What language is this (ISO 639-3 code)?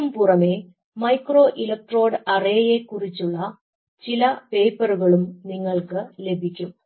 mal